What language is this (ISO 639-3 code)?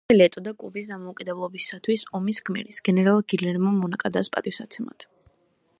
kat